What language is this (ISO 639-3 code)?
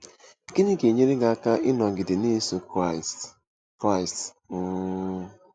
ibo